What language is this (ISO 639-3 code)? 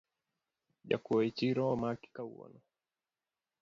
luo